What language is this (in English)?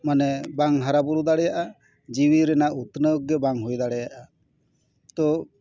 Santali